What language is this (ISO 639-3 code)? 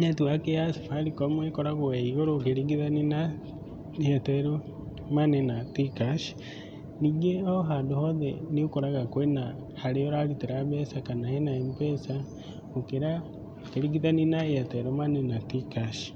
kik